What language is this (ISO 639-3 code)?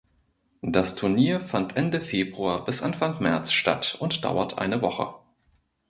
deu